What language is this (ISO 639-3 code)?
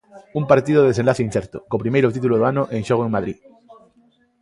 glg